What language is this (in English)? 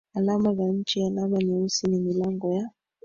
Swahili